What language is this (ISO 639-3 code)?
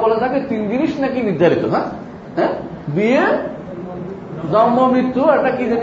ben